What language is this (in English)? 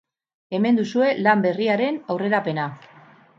Basque